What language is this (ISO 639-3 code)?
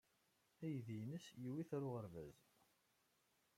kab